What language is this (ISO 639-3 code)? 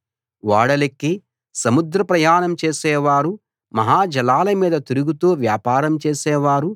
tel